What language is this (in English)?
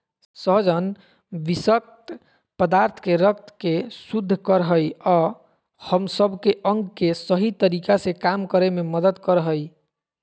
Magahi